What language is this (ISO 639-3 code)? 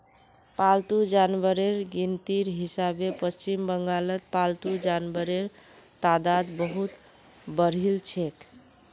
mag